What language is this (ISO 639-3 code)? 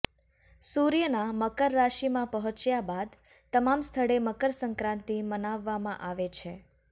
guj